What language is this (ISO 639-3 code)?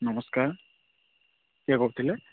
ori